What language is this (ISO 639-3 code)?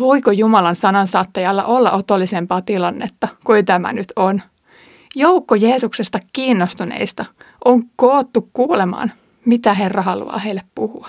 fin